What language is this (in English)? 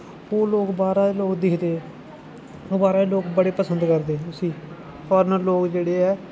Dogri